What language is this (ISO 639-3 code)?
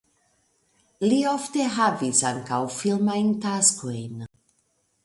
epo